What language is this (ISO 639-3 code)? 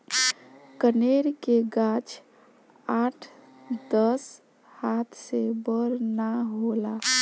bho